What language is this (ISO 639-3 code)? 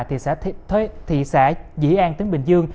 vie